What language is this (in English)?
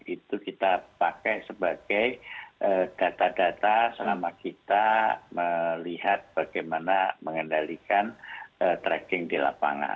Indonesian